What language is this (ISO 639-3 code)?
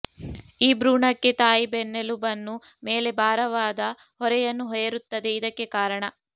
kan